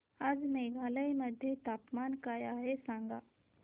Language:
Marathi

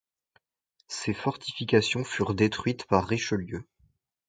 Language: French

